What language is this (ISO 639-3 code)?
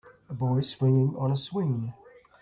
eng